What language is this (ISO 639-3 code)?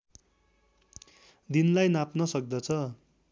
nep